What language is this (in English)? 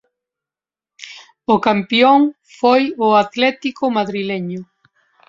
Galician